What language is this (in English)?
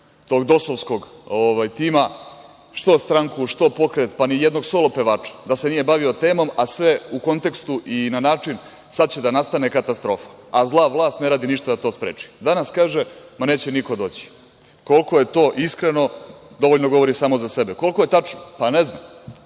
Serbian